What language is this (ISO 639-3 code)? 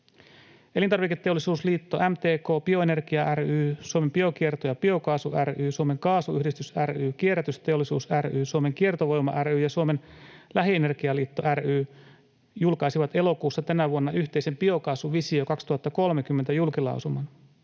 fin